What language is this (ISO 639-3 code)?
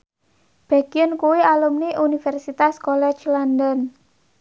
jav